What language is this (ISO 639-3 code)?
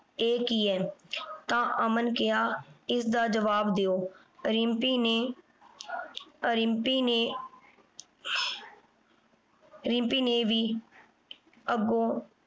pan